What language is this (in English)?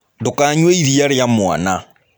Kikuyu